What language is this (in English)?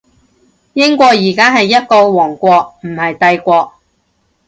Cantonese